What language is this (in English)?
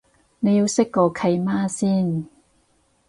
Cantonese